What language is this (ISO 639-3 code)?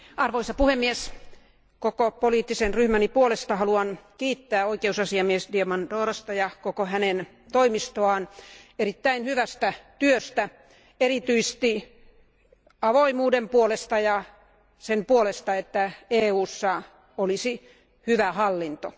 fin